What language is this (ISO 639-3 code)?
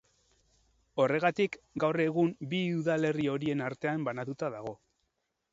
eus